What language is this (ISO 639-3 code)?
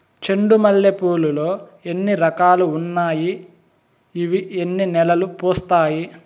tel